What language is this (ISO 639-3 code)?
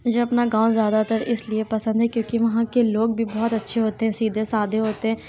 urd